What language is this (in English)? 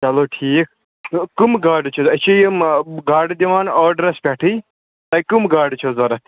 Kashmiri